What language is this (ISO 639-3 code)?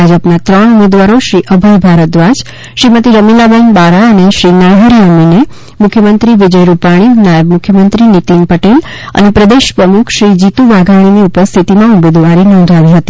guj